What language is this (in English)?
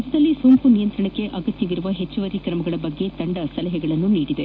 Kannada